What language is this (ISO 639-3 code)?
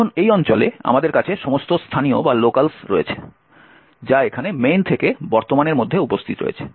ben